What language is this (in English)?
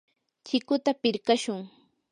Yanahuanca Pasco Quechua